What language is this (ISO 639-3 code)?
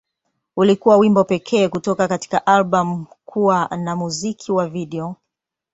swa